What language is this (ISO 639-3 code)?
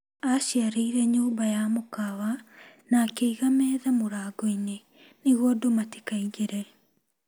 kik